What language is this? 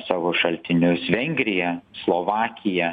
Lithuanian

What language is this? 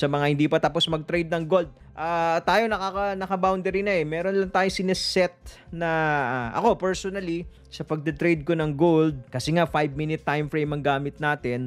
Filipino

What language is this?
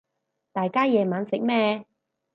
Cantonese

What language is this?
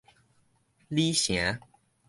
Min Nan Chinese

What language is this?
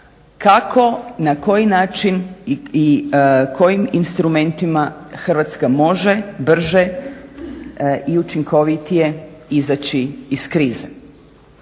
Croatian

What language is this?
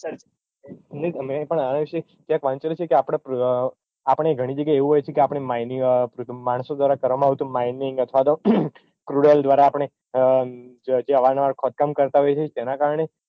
Gujarati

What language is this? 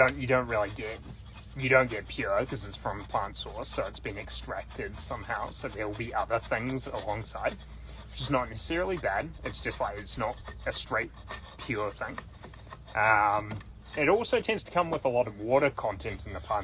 English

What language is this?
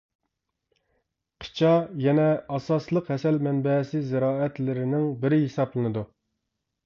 Uyghur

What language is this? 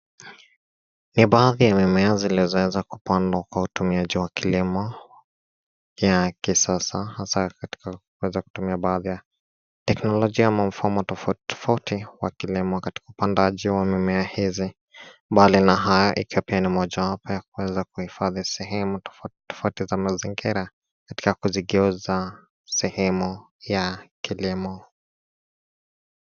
Swahili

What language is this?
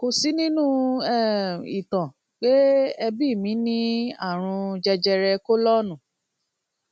Yoruba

